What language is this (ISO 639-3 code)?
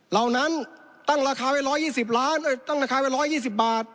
tha